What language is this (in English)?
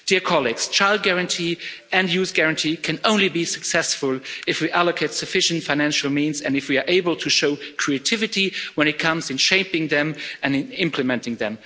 English